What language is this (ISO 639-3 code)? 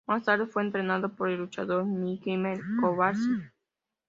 spa